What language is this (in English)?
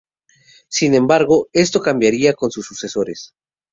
Spanish